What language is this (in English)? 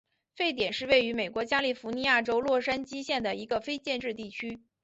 Chinese